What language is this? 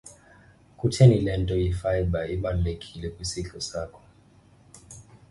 Xhosa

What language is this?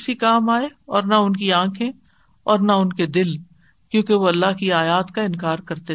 Urdu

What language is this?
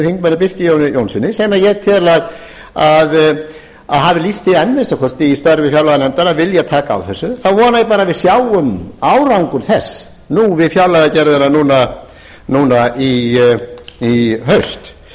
Icelandic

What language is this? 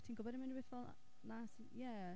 Welsh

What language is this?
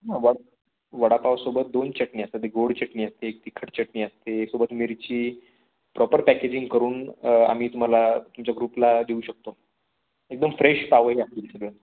Marathi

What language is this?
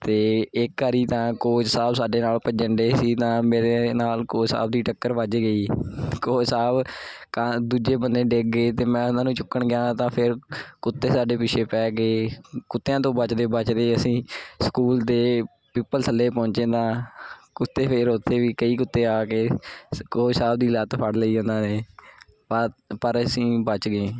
Punjabi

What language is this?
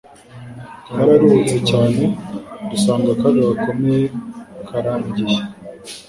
Kinyarwanda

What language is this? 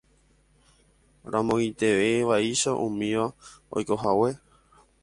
Guarani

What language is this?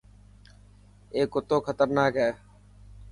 Dhatki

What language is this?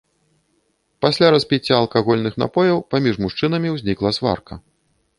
Belarusian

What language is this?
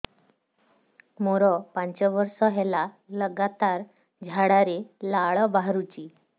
Odia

